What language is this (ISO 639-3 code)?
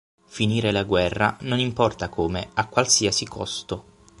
ita